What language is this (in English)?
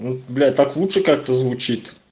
Russian